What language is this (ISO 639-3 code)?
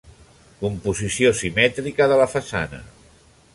cat